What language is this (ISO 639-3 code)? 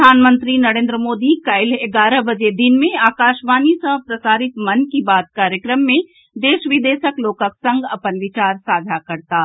mai